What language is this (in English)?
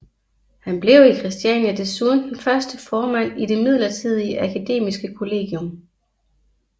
Danish